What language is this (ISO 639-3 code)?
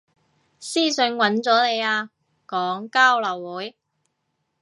yue